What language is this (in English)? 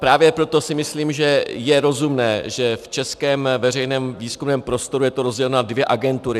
Czech